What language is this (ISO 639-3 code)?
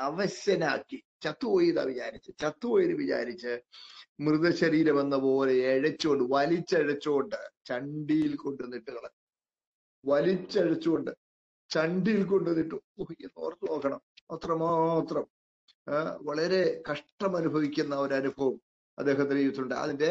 mal